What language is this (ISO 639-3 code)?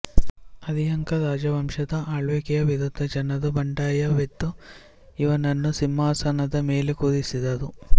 kan